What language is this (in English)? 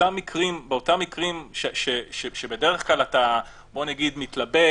Hebrew